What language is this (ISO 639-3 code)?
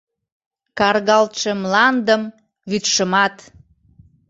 chm